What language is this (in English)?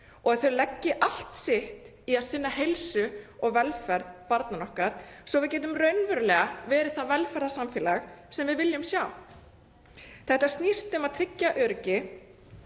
Icelandic